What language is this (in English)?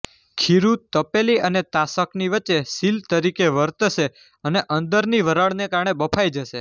Gujarati